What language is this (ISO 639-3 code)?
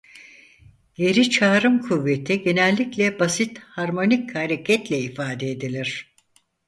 tur